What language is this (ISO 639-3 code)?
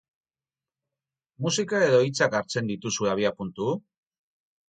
eus